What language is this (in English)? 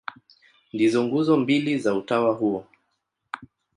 Swahili